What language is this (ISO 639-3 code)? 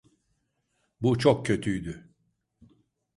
tur